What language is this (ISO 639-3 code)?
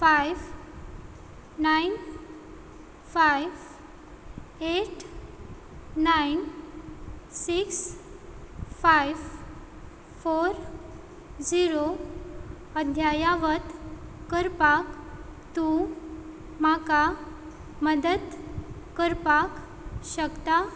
kok